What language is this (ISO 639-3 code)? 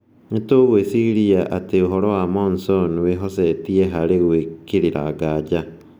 kik